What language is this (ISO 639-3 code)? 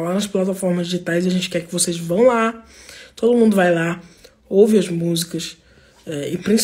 por